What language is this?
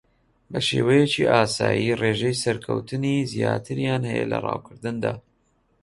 Central Kurdish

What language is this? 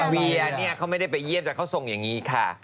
Thai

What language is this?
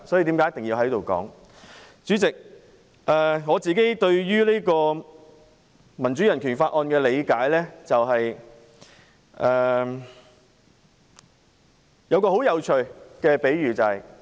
Cantonese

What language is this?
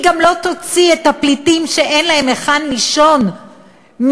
Hebrew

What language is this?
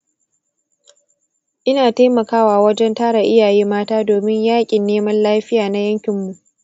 Hausa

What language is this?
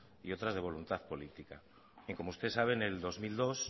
Spanish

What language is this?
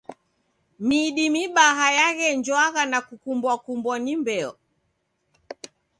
Taita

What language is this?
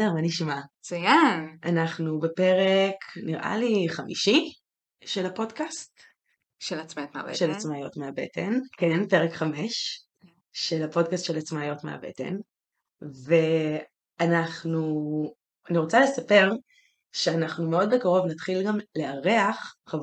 Hebrew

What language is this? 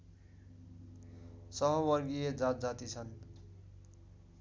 Nepali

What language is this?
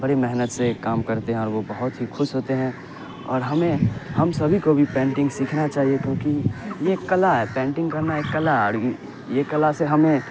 Urdu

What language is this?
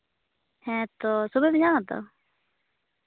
Santali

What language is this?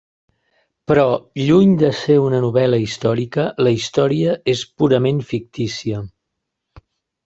Catalan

